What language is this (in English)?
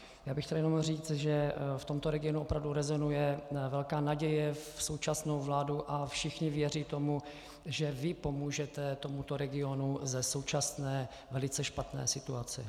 Czech